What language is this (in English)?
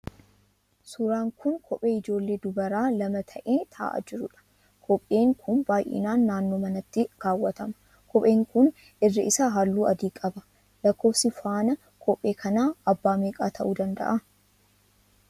Oromo